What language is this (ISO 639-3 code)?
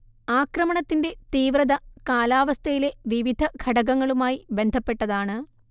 mal